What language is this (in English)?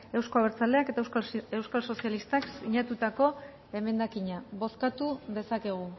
Basque